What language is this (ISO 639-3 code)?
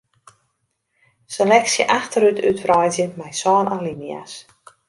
fry